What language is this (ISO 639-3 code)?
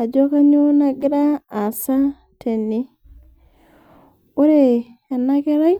mas